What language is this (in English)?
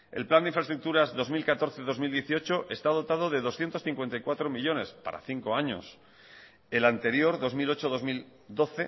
Spanish